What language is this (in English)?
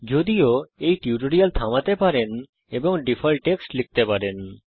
Bangla